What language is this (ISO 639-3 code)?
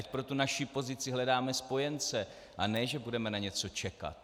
ces